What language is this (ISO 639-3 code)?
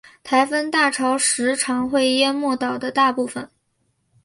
zho